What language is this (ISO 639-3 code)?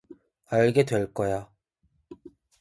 kor